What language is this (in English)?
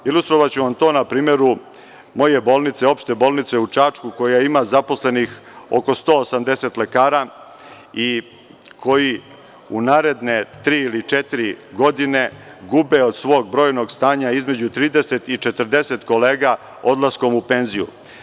Serbian